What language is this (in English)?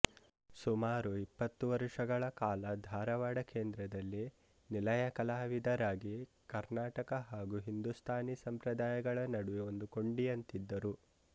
Kannada